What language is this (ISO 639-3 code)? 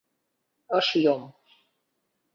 chm